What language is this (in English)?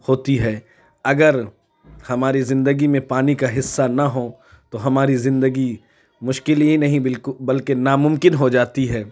Urdu